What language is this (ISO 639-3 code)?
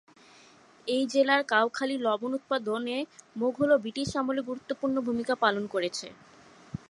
ben